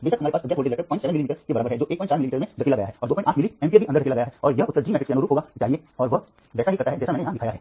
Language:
Hindi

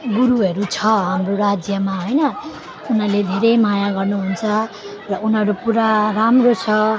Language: Nepali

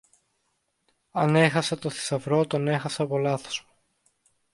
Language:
Greek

